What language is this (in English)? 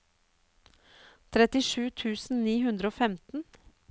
Norwegian